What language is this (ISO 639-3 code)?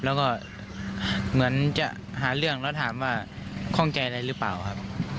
tha